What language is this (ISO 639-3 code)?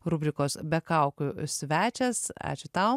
lit